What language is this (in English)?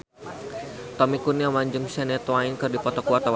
Sundanese